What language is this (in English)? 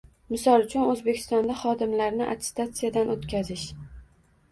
Uzbek